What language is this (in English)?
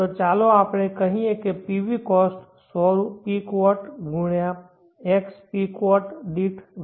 Gujarati